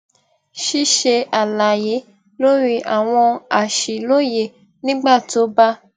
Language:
Yoruba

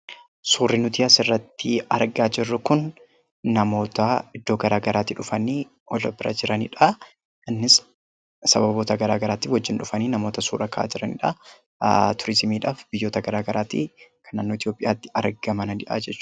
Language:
Oromo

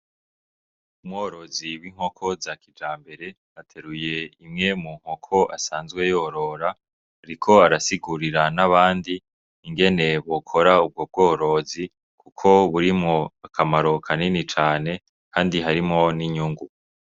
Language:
Rundi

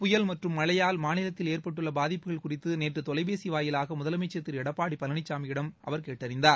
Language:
Tamil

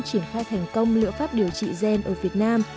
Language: Vietnamese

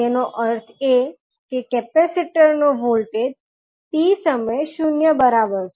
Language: Gujarati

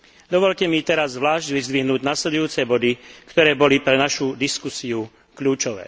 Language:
Slovak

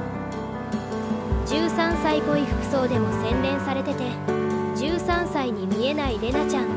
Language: Japanese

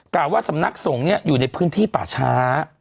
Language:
Thai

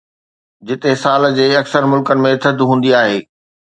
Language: Sindhi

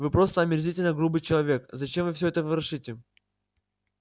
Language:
Russian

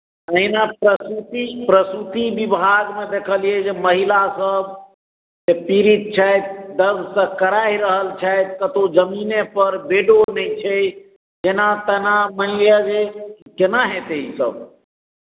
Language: Maithili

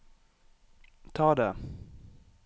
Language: Norwegian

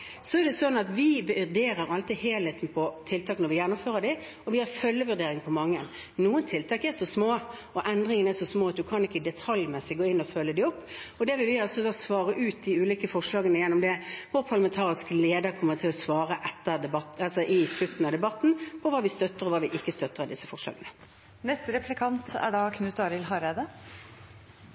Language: Norwegian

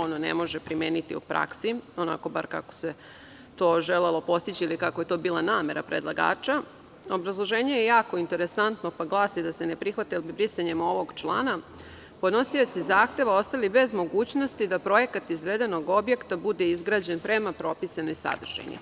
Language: Serbian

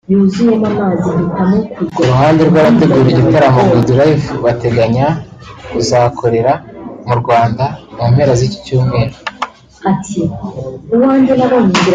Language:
Kinyarwanda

